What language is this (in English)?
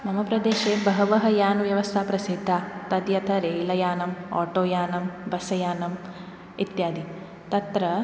Sanskrit